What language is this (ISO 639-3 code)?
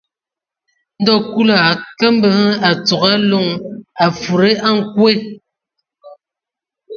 ewo